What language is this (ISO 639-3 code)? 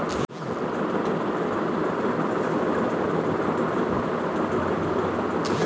ben